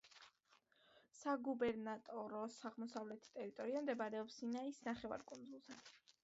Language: Georgian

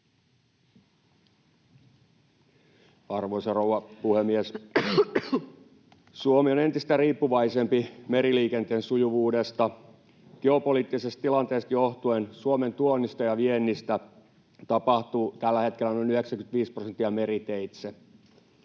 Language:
Finnish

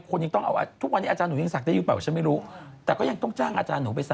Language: Thai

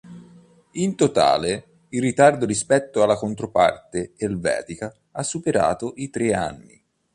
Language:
Italian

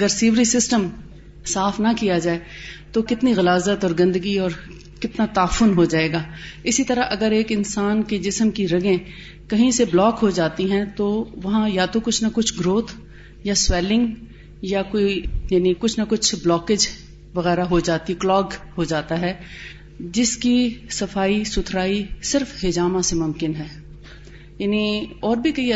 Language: Urdu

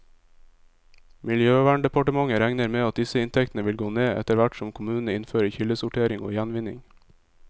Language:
Norwegian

